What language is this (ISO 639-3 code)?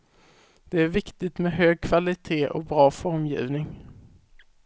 swe